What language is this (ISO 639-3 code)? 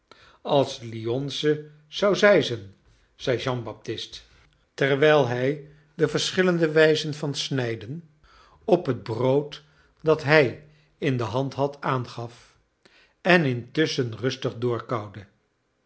nld